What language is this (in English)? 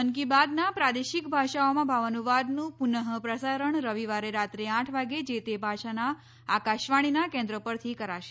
Gujarati